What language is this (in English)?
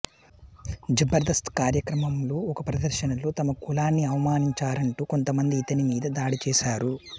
Telugu